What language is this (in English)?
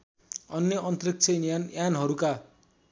Nepali